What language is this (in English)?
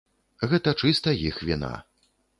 Belarusian